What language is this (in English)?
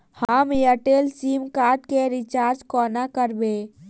Maithili